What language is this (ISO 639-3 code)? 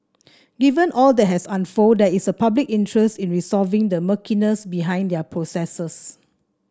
eng